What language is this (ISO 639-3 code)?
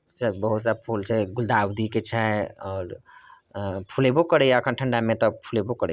mai